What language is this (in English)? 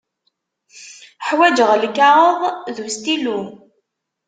Kabyle